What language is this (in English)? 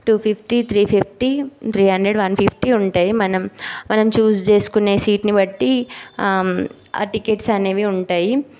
Telugu